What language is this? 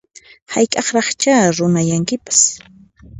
Puno Quechua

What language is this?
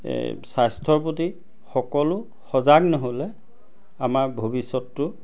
Assamese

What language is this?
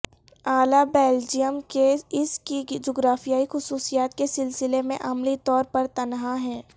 Urdu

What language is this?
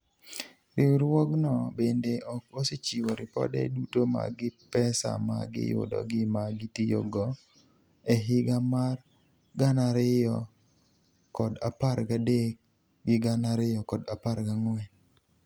Luo (Kenya and Tanzania)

